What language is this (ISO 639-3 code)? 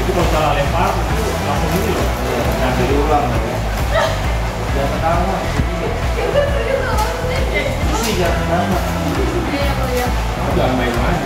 ind